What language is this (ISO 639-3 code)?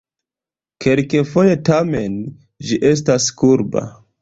epo